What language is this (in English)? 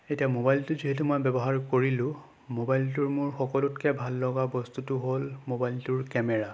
Assamese